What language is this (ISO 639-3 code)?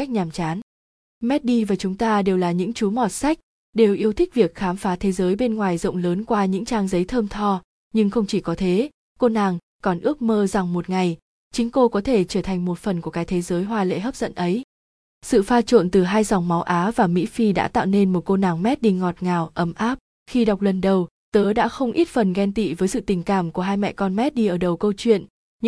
vie